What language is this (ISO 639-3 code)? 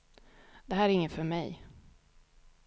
swe